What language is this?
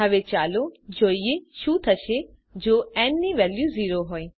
Gujarati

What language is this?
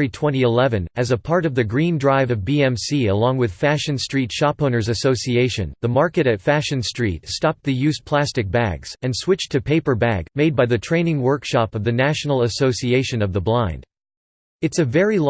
English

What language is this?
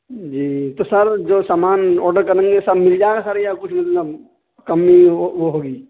Urdu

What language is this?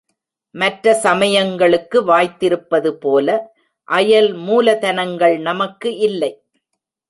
Tamil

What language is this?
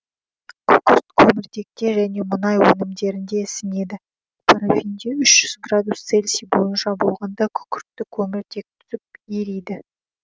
Kazakh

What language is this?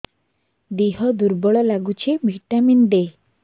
Odia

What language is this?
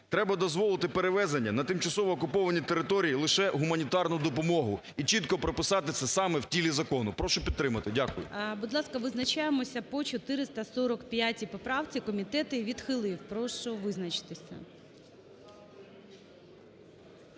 Ukrainian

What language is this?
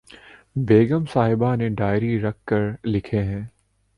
Urdu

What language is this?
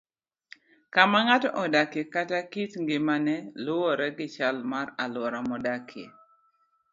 Luo (Kenya and Tanzania)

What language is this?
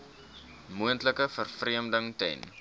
Afrikaans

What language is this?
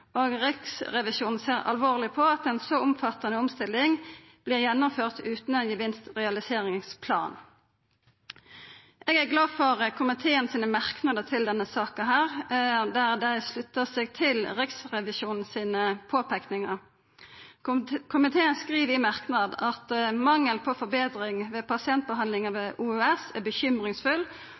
Norwegian Nynorsk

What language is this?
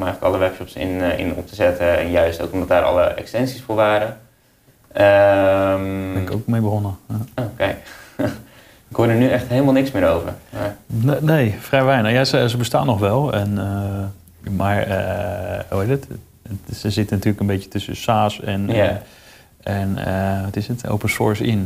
Dutch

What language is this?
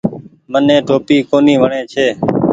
Goaria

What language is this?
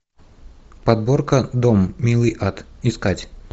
Russian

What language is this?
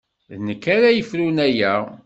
Kabyle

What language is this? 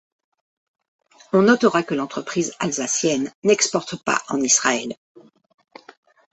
French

